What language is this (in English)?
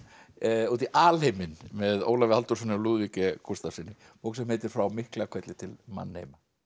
Icelandic